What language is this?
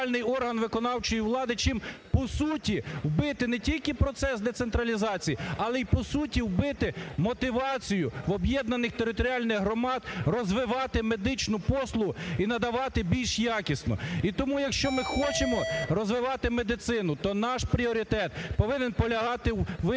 Ukrainian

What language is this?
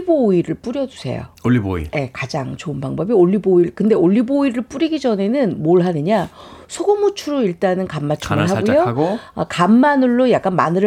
Korean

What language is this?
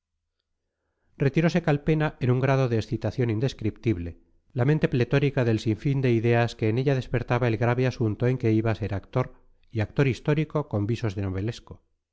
Spanish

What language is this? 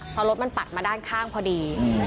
Thai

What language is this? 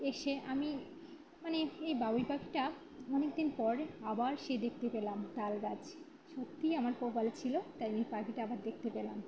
Bangla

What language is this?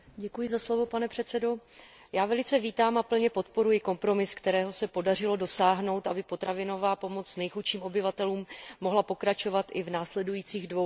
Czech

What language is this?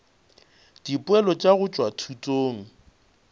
Northern Sotho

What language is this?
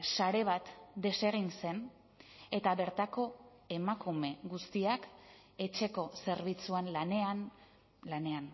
Basque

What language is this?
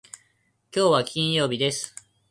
Japanese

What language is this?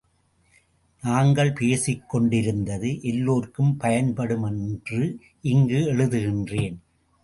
Tamil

